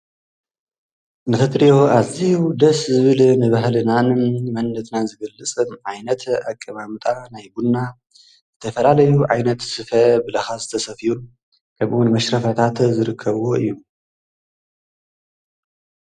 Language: Tigrinya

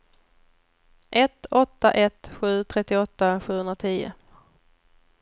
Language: Swedish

